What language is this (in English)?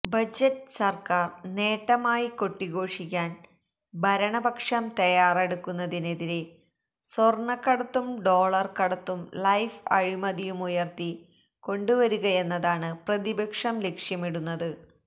Malayalam